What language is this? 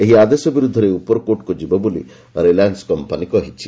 Odia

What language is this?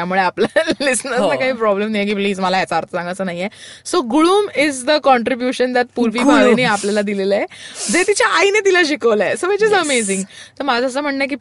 Marathi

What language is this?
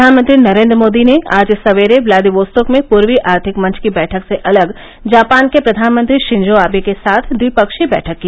Hindi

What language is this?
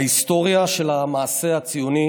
Hebrew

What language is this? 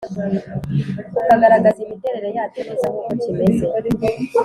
Kinyarwanda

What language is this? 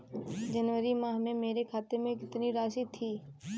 Hindi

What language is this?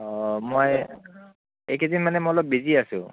Assamese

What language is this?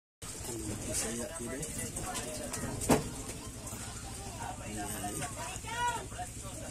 Indonesian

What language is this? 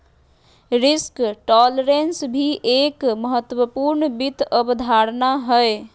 Magahi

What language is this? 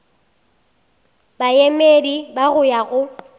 Northern Sotho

